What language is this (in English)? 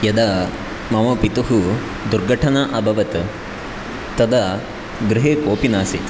Sanskrit